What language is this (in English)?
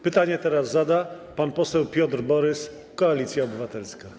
Polish